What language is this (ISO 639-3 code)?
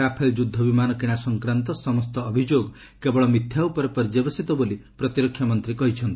ori